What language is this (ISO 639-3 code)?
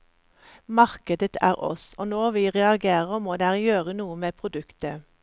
nor